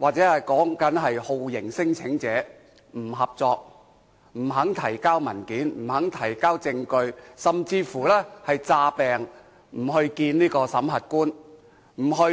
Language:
Cantonese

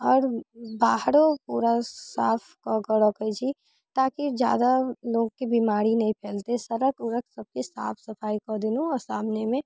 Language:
Maithili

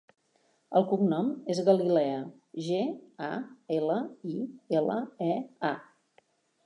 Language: Catalan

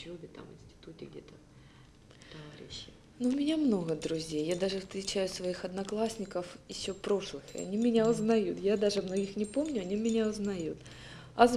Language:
Russian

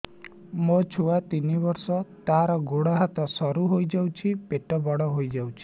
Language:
Odia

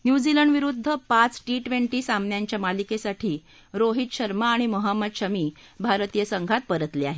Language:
Marathi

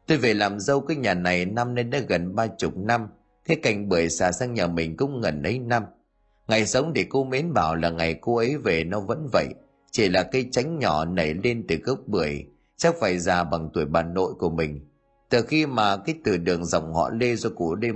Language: Vietnamese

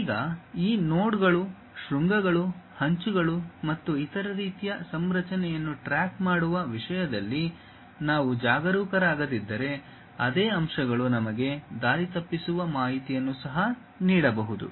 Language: Kannada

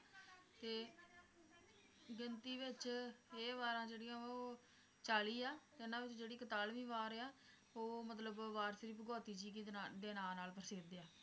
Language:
Punjabi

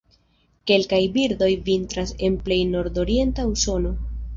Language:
Esperanto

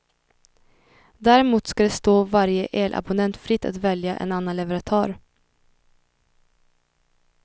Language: Swedish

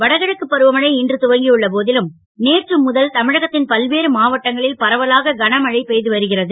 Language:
Tamil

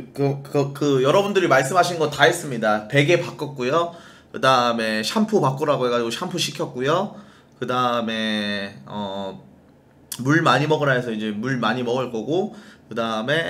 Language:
Korean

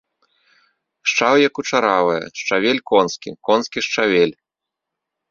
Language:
Belarusian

